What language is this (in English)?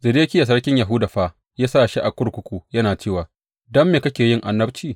Hausa